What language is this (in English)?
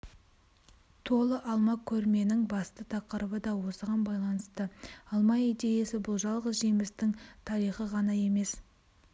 Kazakh